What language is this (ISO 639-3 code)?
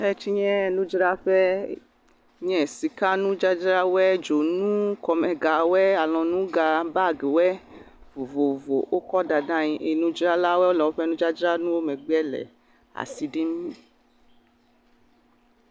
ewe